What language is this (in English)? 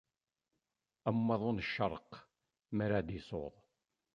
Kabyle